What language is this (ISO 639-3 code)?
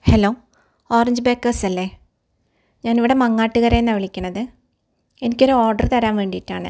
mal